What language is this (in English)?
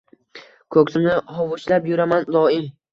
Uzbek